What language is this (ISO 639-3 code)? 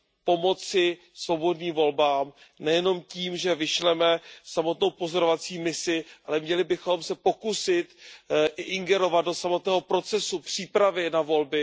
ces